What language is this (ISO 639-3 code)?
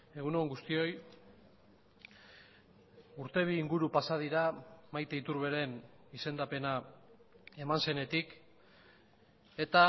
eus